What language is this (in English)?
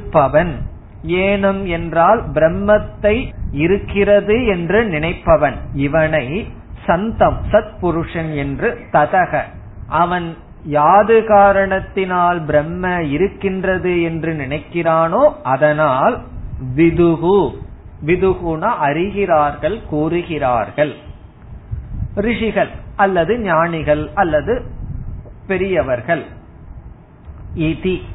Tamil